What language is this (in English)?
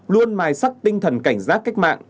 Vietnamese